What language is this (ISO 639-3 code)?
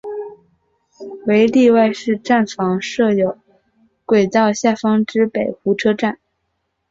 zho